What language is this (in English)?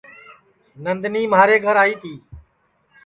Sansi